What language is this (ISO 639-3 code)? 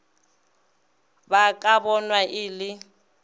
nso